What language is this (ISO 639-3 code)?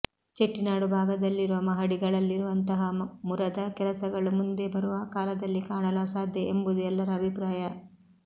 kan